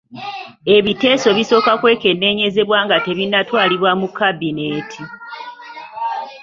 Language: Ganda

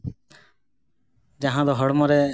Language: Santali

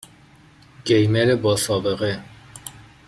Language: Persian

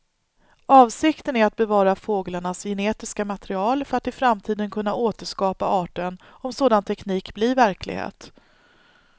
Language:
Swedish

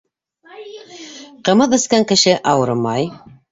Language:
Bashkir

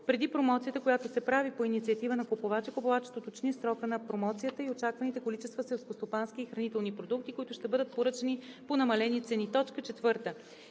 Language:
Bulgarian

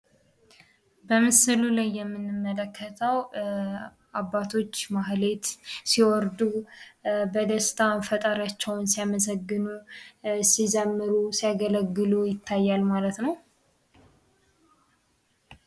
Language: Amharic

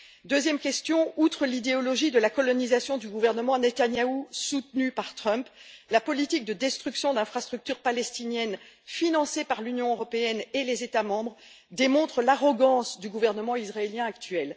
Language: French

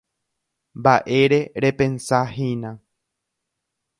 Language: Guarani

